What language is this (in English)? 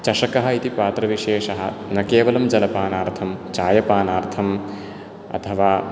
Sanskrit